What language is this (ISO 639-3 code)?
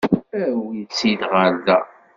kab